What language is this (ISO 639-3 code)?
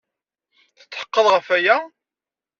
kab